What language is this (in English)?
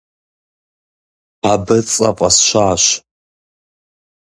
Kabardian